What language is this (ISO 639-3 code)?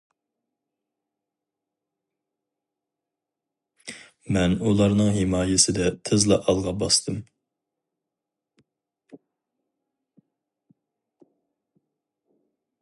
uig